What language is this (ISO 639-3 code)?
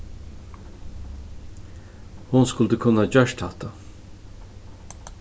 fao